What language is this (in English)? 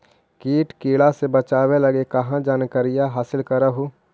Magahi